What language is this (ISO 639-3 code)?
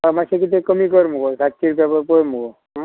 kok